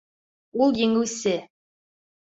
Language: Bashkir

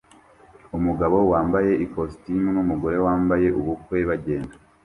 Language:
Kinyarwanda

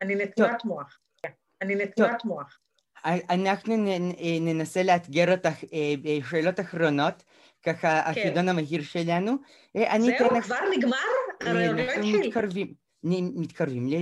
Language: Hebrew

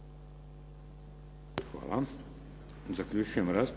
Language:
Croatian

